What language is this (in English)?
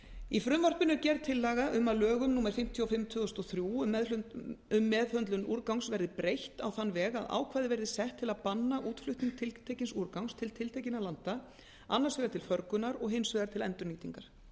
Icelandic